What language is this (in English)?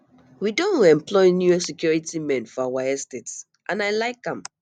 Nigerian Pidgin